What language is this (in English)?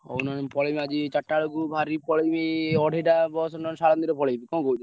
Odia